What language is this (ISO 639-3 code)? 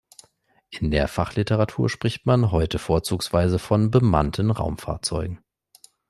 deu